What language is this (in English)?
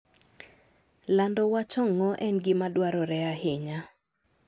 Luo (Kenya and Tanzania)